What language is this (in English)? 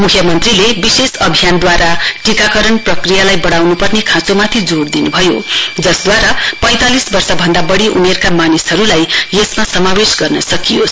Nepali